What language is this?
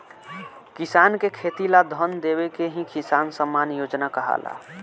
Bhojpuri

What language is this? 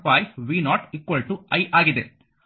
Kannada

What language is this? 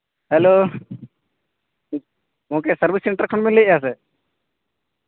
Santali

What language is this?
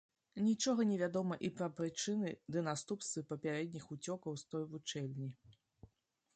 Belarusian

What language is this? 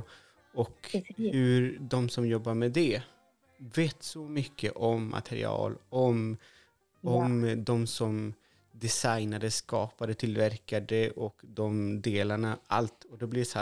Swedish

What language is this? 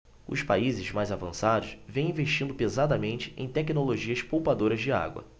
Portuguese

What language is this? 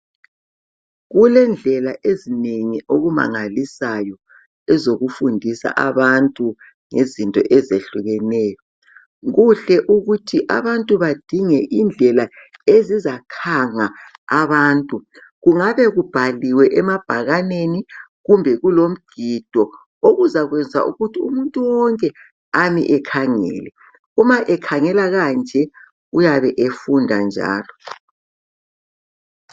North Ndebele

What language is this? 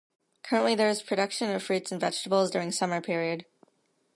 English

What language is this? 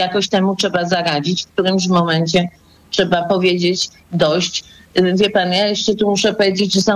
Polish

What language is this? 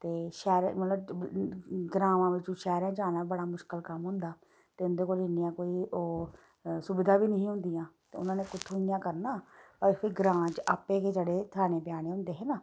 Dogri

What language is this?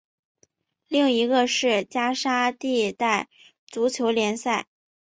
Chinese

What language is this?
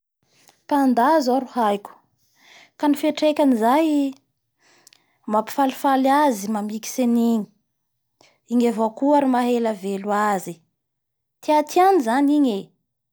Bara Malagasy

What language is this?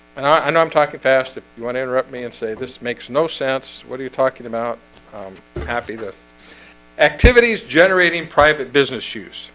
English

